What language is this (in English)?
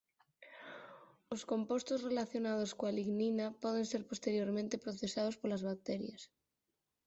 Galician